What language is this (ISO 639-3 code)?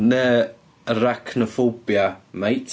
cym